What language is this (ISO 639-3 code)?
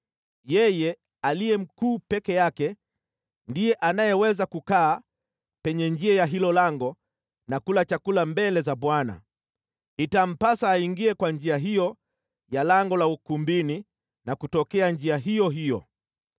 swa